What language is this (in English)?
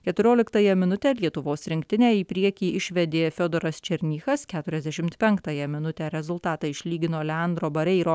Lithuanian